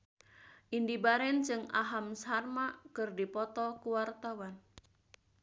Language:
Sundanese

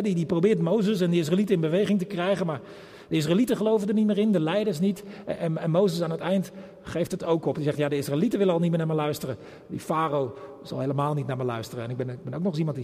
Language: Dutch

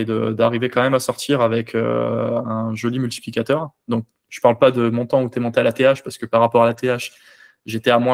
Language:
French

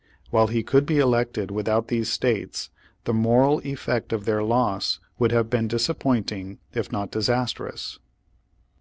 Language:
English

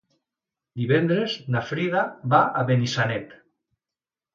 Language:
Catalan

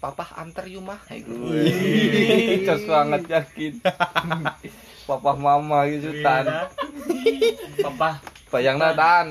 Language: Indonesian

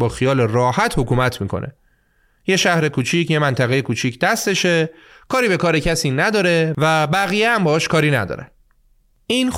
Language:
Persian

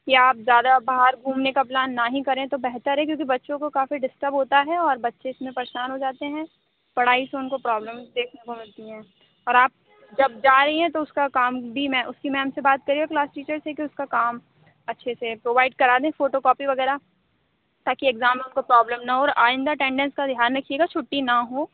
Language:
Urdu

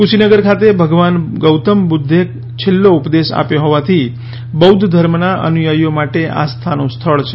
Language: Gujarati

